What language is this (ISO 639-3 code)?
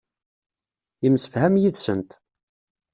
kab